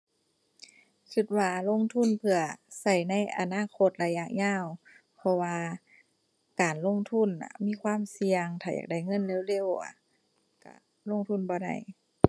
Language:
Thai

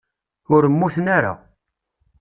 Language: Kabyle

